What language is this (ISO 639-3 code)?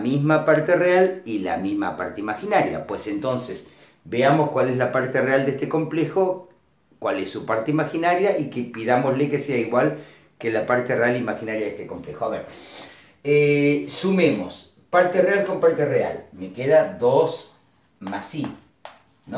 spa